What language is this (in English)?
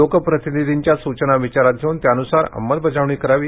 Marathi